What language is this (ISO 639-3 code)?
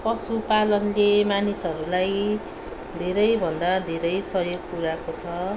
nep